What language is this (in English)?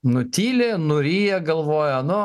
Lithuanian